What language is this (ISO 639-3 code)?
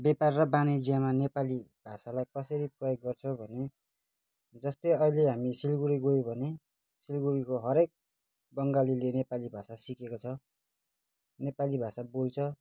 nep